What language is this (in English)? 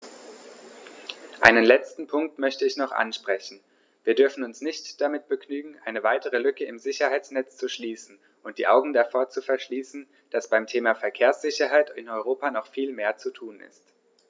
German